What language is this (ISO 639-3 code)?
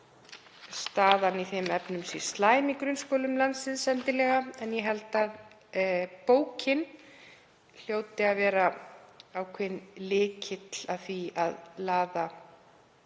isl